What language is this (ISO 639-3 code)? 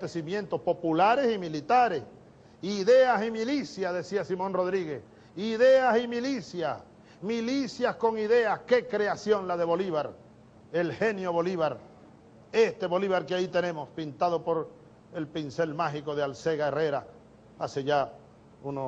spa